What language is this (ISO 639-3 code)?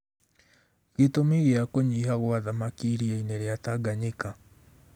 kik